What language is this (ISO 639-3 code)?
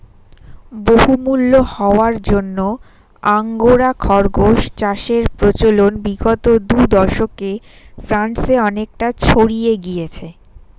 ben